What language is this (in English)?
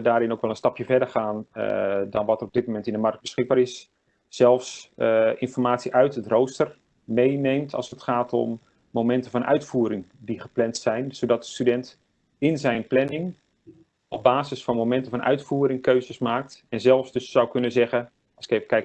Dutch